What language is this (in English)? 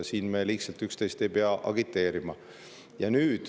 Estonian